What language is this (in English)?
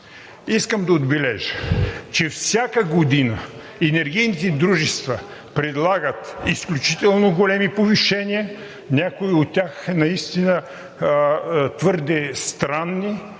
Bulgarian